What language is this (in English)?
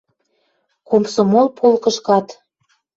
Western Mari